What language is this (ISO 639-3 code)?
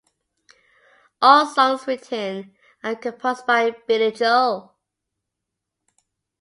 eng